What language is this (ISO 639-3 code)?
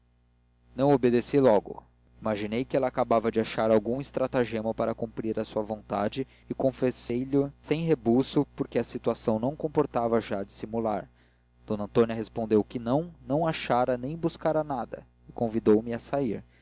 por